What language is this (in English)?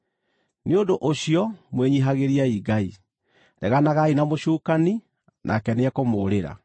Kikuyu